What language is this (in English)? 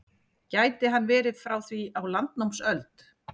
Icelandic